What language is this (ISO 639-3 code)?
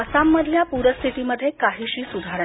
mar